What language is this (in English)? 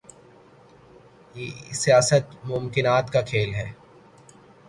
Urdu